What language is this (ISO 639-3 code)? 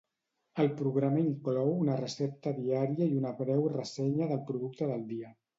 cat